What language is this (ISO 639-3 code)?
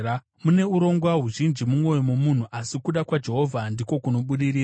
sna